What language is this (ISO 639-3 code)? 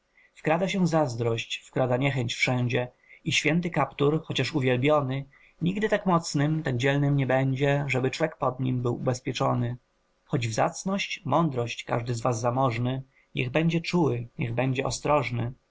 pol